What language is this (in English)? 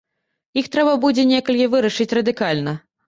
Belarusian